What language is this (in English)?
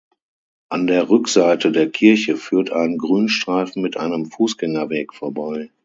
German